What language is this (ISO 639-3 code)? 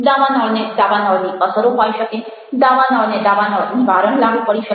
guj